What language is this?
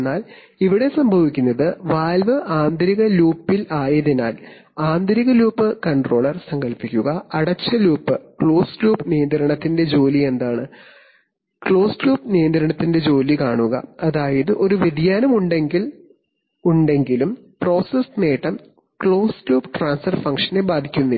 Malayalam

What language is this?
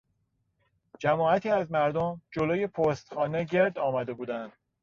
Persian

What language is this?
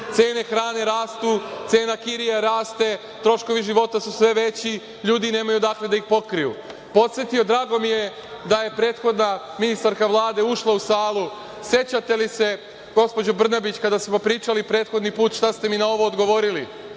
Serbian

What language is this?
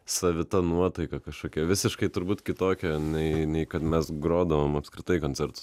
Lithuanian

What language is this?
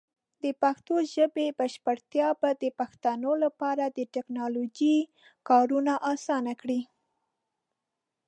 Pashto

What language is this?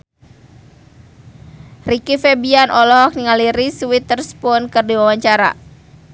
Sundanese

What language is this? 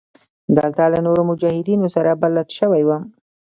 Pashto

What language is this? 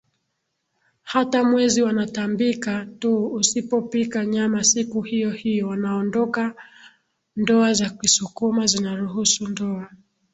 Swahili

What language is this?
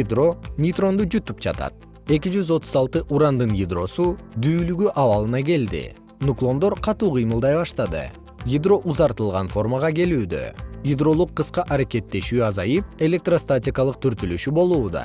Kyrgyz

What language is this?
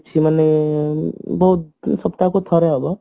Odia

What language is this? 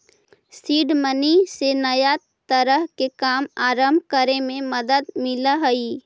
Magahi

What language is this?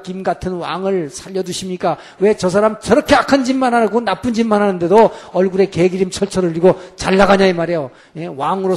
Korean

